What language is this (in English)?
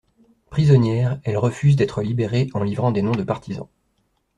French